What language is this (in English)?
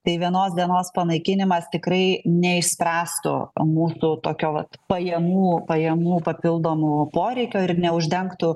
Lithuanian